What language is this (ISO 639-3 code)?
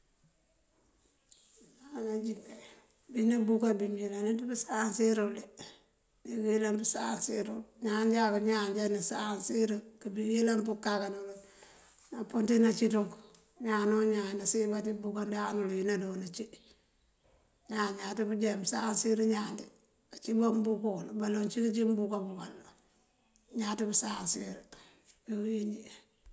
mfv